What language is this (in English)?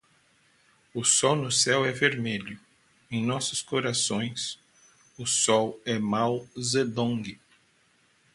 Portuguese